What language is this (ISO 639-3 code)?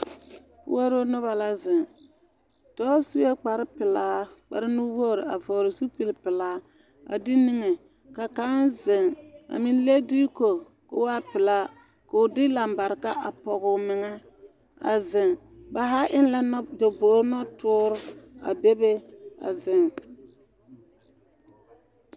dga